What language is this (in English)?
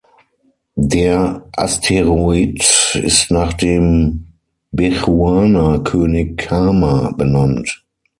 German